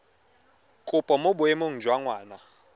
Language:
Tswana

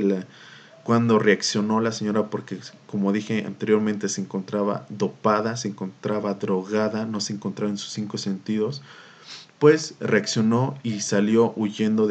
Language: Spanish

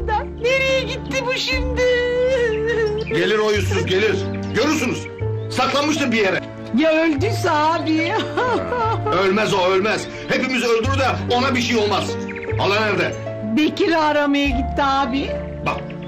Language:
Turkish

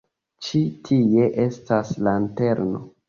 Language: Esperanto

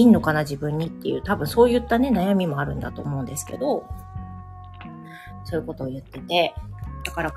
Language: Japanese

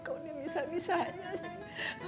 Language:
Indonesian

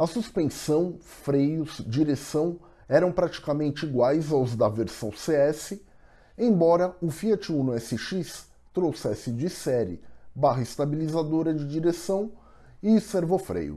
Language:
Portuguese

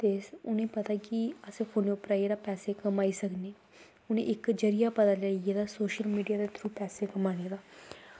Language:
Dogri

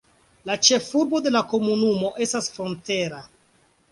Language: Esperanto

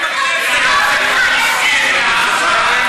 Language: Hebrew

